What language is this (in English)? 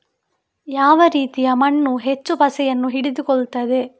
Kannada